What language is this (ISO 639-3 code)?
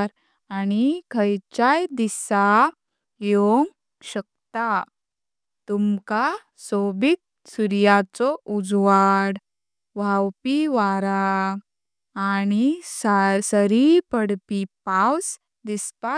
kok